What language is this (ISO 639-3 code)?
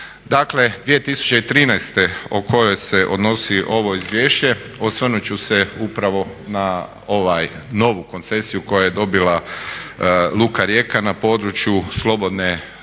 hrv